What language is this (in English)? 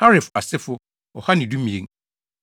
Akan